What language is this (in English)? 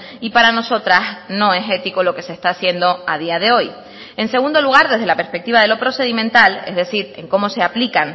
Spanish